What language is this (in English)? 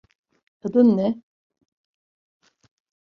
Turkish